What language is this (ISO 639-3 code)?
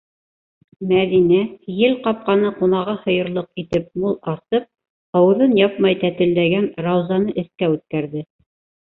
bak